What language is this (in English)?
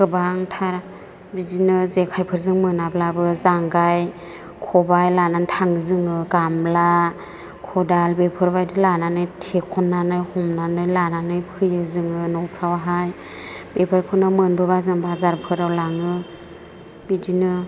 Bodo